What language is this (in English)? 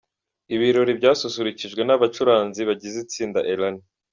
Kinyarwanda